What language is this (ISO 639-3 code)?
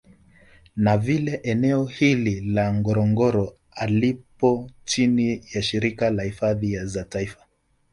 swa